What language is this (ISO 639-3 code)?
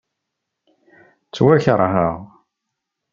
kab